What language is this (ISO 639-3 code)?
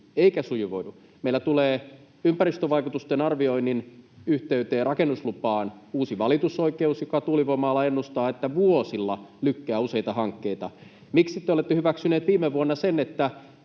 fin